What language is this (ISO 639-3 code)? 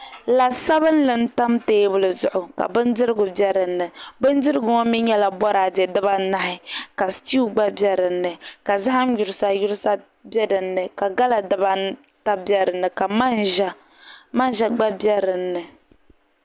dag